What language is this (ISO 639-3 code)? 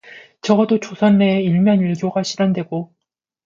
kor